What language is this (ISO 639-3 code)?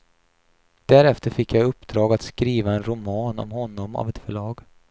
swe